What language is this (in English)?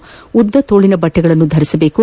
Kannada